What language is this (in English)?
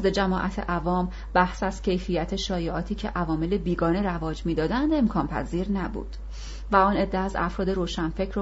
Persian